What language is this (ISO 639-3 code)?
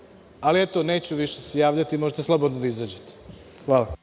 srp